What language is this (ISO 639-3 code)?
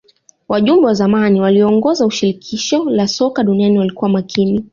swa